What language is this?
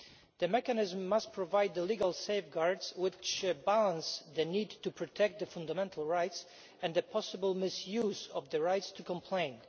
English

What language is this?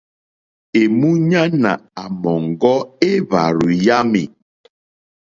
Mokpwe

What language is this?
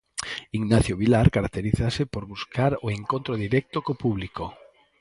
Galician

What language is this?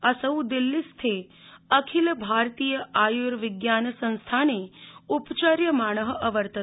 Sanskrit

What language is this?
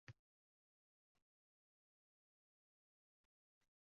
Uzbek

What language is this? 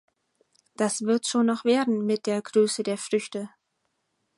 German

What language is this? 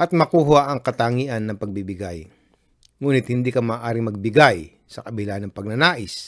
Filipino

